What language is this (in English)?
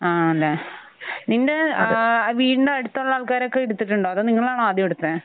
Malayalam